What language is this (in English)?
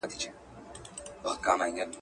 Pashto